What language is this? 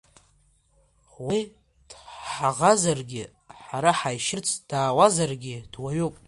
Abkhazian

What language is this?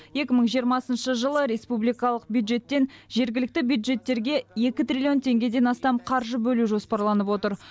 Kazakh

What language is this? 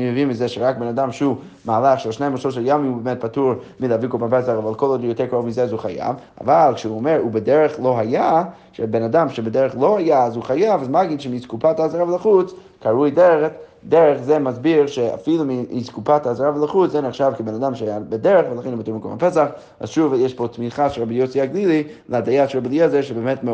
Hebrew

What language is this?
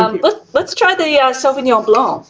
English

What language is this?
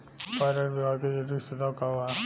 Bhojpuri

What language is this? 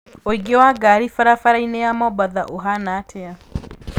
Kikuyu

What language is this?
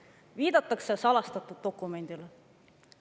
Estonian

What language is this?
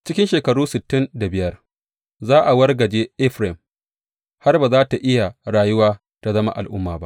Hausa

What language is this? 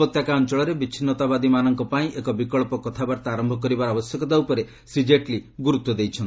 Odia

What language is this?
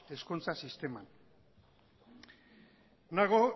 Basque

